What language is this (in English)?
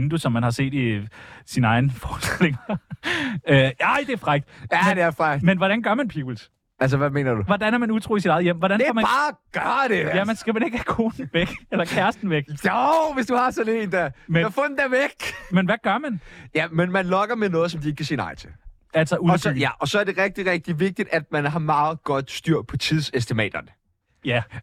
Danish